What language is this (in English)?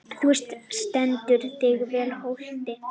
Icelandic